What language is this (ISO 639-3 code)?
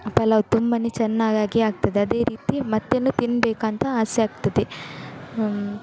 kan